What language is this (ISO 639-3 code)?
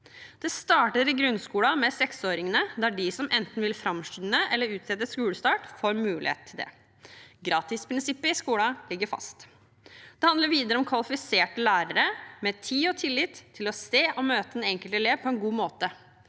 nor